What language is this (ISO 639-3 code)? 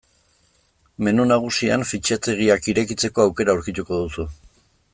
eus